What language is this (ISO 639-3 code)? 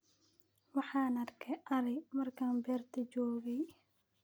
som